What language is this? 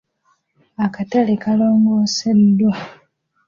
Ganda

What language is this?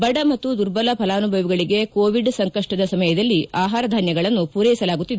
Kannada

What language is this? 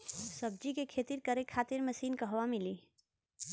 Bhojpuri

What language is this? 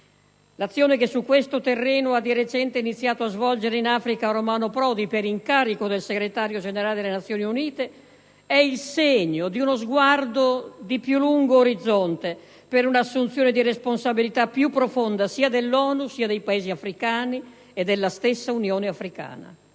Italian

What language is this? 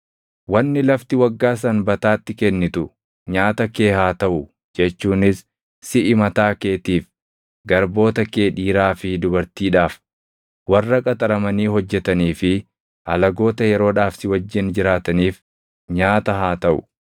Oromo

